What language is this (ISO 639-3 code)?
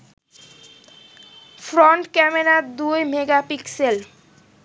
ben